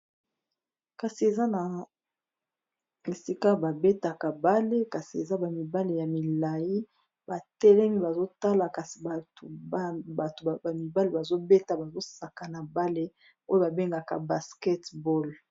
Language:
Lingala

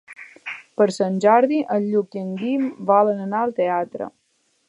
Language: Catalan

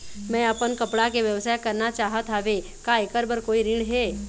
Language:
Chhattisgarhi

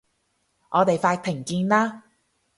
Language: Cantonese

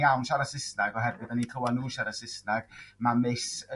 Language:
Welsh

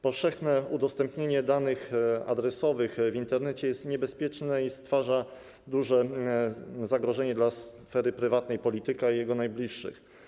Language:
Polish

